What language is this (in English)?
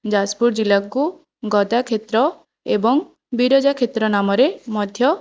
Odia